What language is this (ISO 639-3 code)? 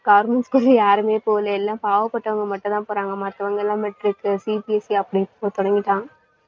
tam